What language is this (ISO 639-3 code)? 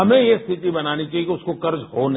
hin